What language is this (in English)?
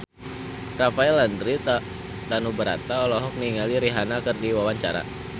Sundanese